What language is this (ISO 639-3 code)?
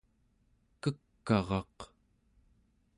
esu